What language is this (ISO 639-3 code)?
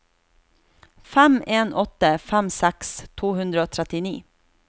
nor